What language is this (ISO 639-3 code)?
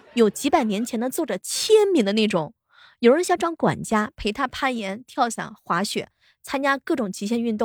zho